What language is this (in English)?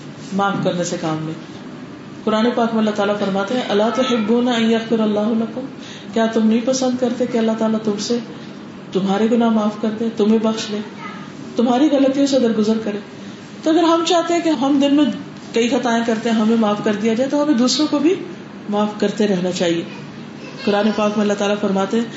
Urdu